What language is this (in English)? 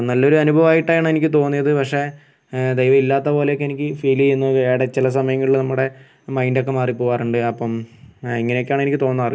Malayalam